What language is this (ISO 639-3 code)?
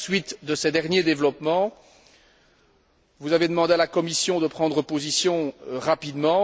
fra